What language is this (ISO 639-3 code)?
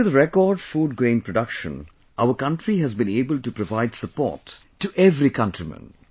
eng